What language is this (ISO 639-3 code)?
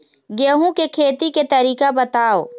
hne